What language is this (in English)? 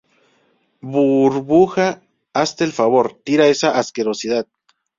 Spanish